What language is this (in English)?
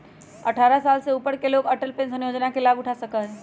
Magahi